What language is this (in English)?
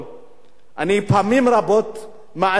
Hebrew